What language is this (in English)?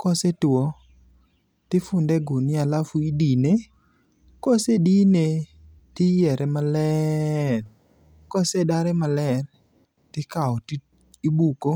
Luo (Kenya and Tanzania)